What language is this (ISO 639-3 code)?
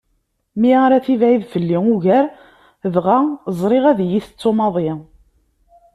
kab